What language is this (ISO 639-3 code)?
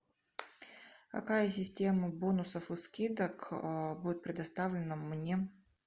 rus